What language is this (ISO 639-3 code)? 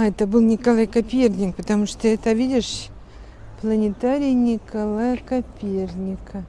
rus